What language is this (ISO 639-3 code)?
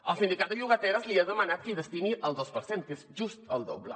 cat